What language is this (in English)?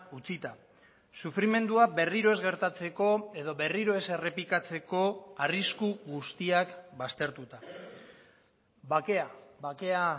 Basque